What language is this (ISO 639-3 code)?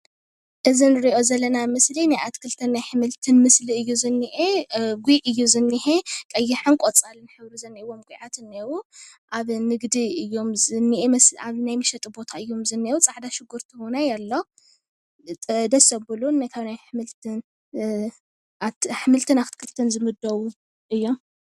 tir